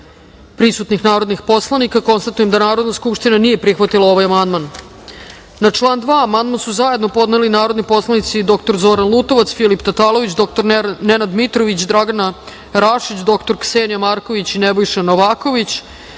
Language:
Serbian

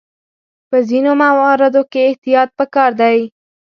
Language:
Pashto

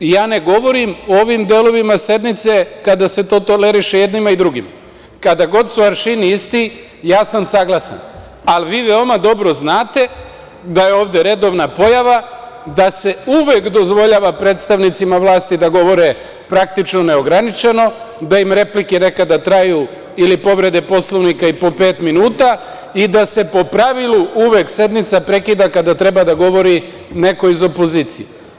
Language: Serbian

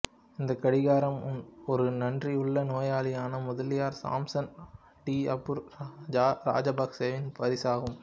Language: Tamil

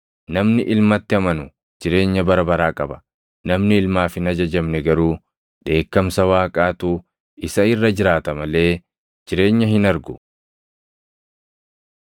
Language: Oromo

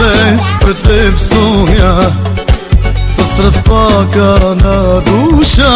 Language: Bulgarian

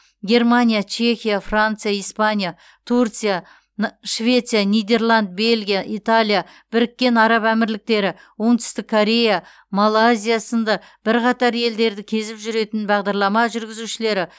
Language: Kazakh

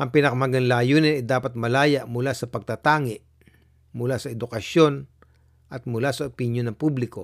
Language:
Filipino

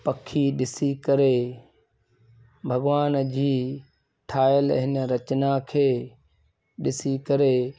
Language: Sindhi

